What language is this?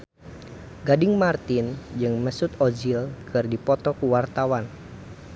Sundanese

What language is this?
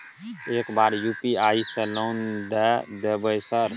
Maithili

